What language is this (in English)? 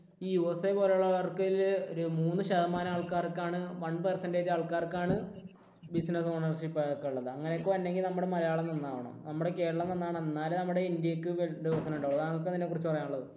Malayalam